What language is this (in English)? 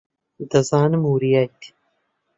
Central Kurdish